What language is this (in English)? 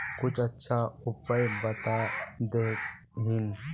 Magahi